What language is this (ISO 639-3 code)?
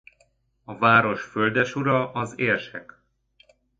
hun